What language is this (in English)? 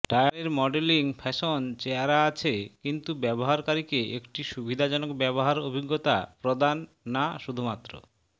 Bangla